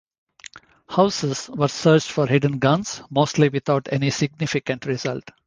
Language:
English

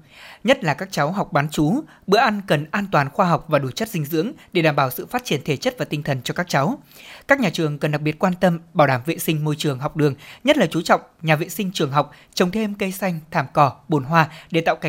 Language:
Vietnamese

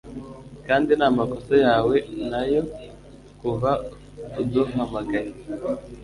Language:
Kinyarwanda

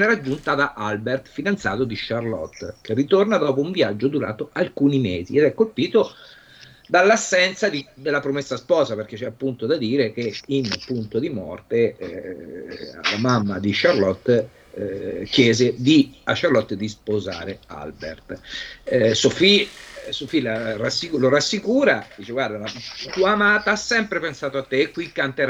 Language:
Italian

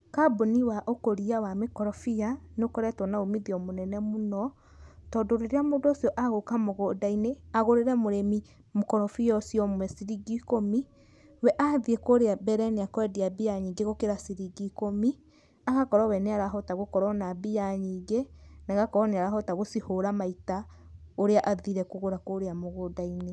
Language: Kikuyu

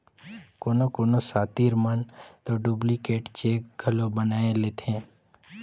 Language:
Chhattisgarhi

